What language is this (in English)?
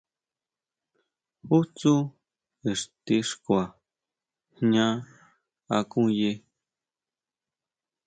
Huautla Mazatec